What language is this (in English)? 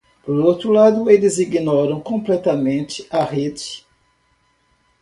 Portuguese